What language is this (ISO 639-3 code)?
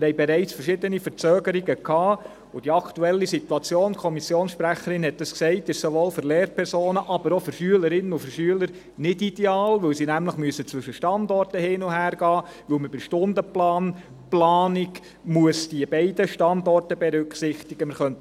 gsw